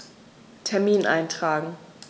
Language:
German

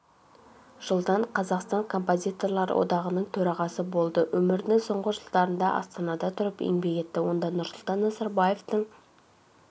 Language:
Kazakh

